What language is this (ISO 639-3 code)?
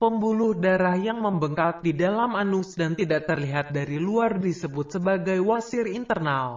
ind